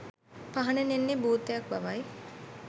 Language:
Sinhala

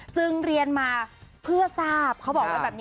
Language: Thai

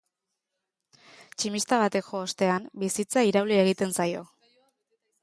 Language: Basque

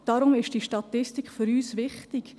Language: Swiss German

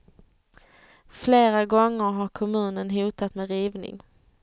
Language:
Swedish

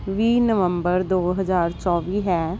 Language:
Punjabi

